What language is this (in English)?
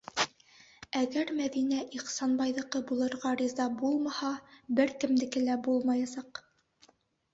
Bashkir